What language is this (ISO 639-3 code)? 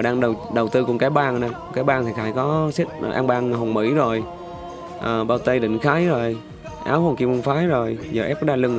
vie